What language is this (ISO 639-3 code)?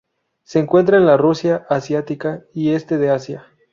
spa